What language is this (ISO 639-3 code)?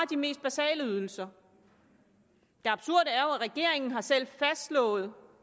dan